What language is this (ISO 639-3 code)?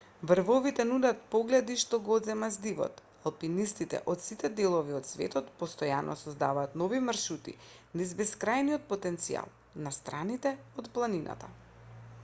mkd